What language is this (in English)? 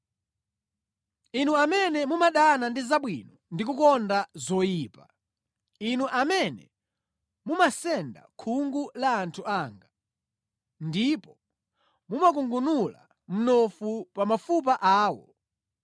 Nyanja